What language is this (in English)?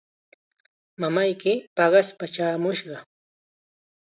Chiquián Ancash Quechua